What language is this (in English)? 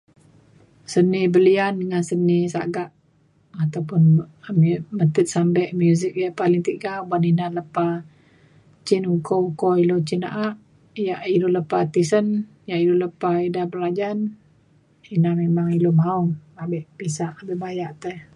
Mainstream Kenyah